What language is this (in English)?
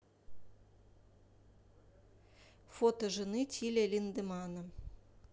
Russian